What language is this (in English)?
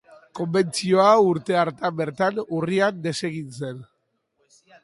Basque